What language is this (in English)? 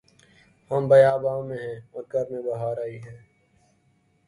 Urdu